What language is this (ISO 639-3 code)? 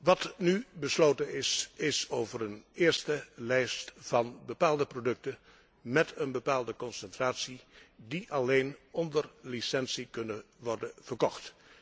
nld